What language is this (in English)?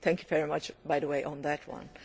English